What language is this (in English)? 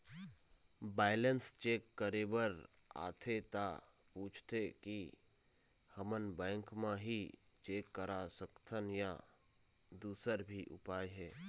Chhattisgarhi